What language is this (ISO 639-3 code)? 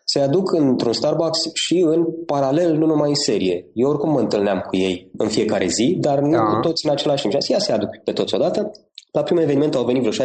ron